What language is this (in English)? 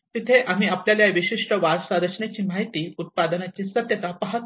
Marathi